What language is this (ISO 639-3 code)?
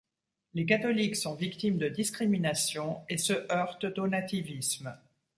fra